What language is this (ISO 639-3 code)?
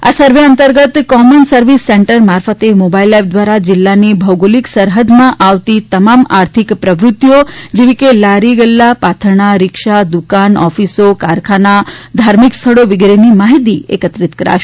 guj